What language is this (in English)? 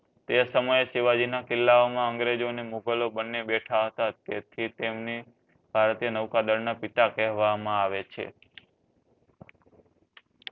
Gujarati